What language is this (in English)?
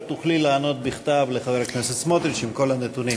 Hebrew